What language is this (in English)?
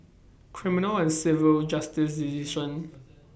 English